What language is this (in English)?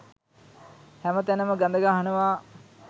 Sinhala